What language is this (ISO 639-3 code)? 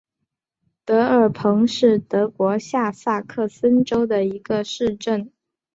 zho